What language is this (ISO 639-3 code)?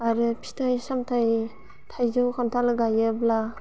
brx